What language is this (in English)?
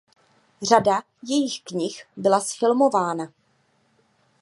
Czech